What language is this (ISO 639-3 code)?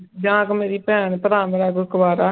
pan